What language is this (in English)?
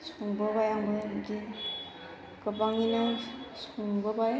Bodo